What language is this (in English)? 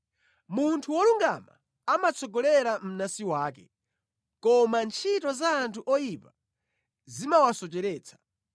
Nyanja